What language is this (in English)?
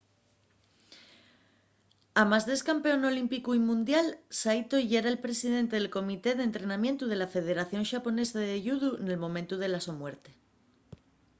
Asturian